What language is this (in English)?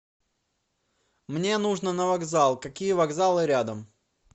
Russian